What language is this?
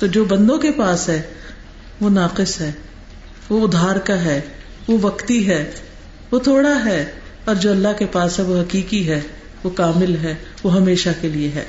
Urdu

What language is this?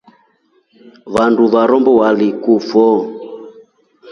Rombo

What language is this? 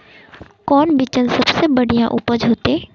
Magahi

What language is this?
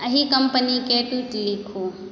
Maithili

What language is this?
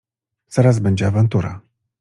Polish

